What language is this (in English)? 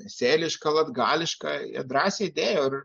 Lithuanian